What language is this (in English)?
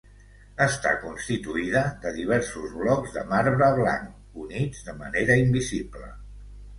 Catalan